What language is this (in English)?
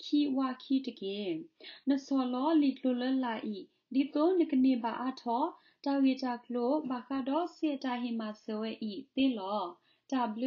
Thai